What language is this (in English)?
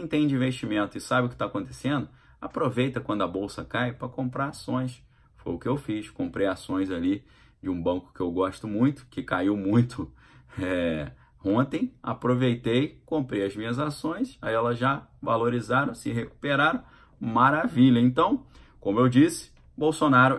Portuguese